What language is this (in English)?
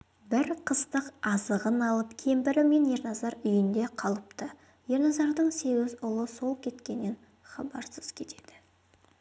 Kazakh